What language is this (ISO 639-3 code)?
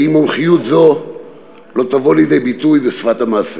heb